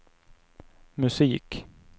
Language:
Swedish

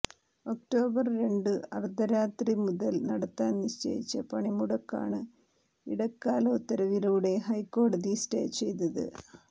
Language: Malayalam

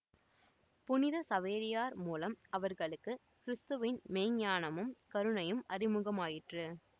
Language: Tamil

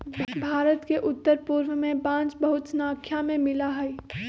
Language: Magahi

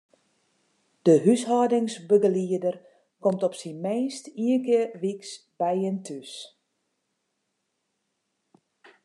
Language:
Western Frisian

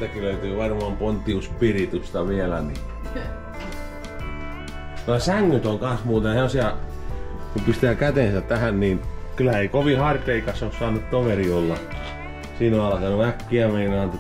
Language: Finnish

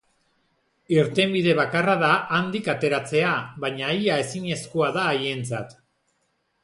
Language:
Basque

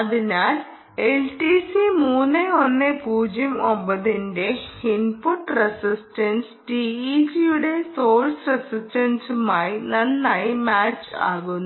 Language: Malayalam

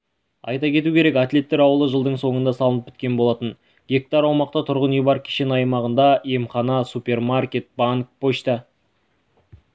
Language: Kazakh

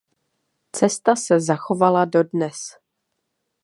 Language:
Czech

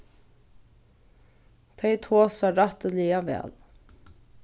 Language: Faroese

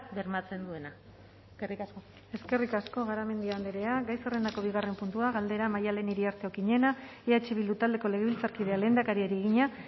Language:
Basque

